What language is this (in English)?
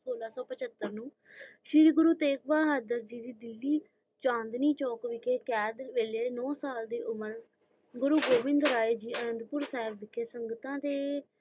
Punjabi